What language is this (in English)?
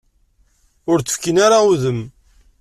Kabyle